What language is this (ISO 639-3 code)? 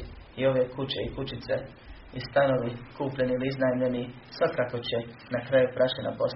hrv